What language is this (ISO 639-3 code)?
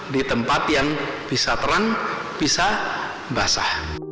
ind